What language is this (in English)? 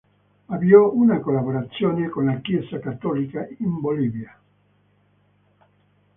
Italian